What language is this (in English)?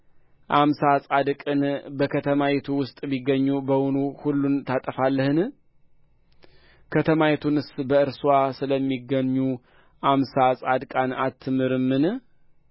Amharic